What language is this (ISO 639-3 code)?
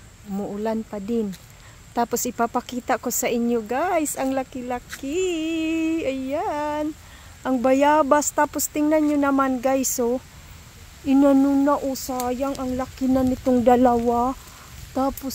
fil